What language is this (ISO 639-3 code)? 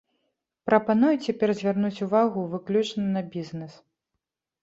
bel